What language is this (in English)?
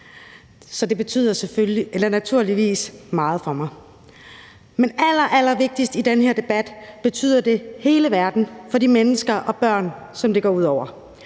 Danish